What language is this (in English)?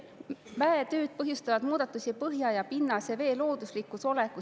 Estonian